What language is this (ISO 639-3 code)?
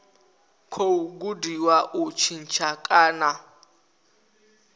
ven